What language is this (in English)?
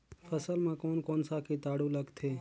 Chhattisgarhi